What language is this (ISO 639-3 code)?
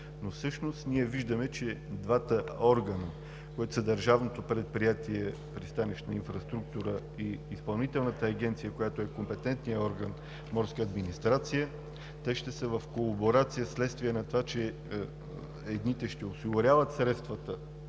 bul